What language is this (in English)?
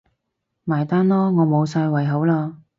Cantonese